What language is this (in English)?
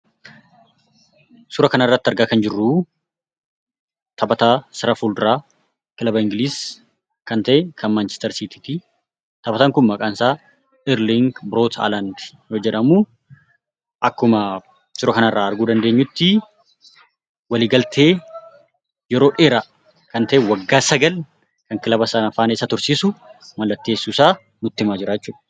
Oromo